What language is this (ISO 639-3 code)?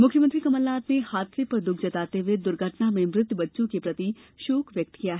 hin